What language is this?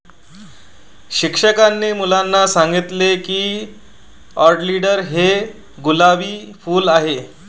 Marathi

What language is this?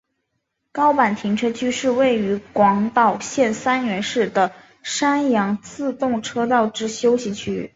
Chinese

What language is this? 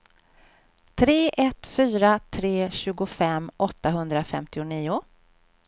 Swedish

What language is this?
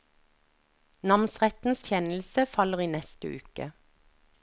Norwegian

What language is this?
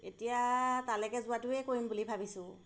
Assamese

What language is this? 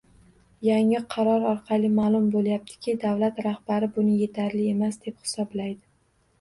Uzbek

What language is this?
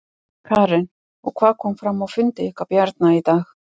Icelandic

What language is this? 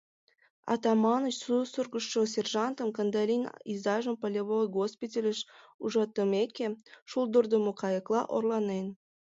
Mari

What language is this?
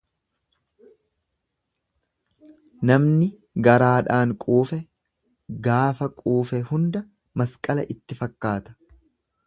Oromo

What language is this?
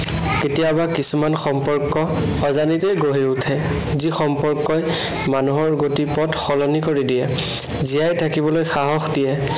Assamese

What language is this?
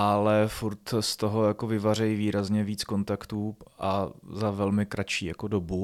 Czech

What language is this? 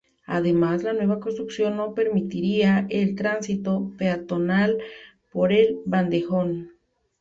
Spanish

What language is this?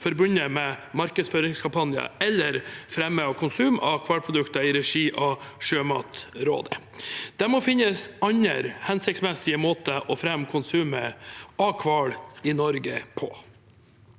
Norwegian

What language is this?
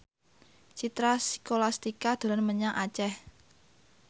Javanese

